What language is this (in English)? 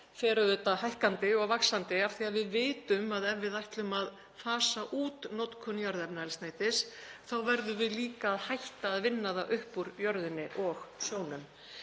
Icelandic